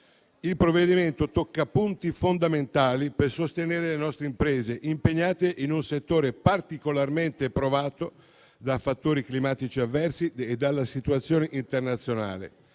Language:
Italian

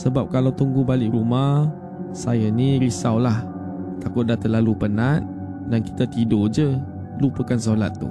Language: Malay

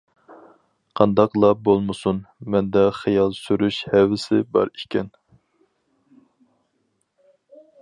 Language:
Uyghur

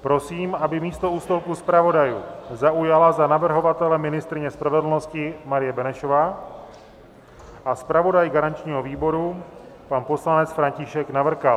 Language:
Czech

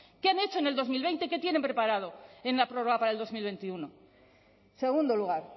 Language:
Spanish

